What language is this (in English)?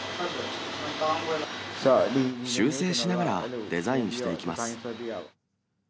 Japanese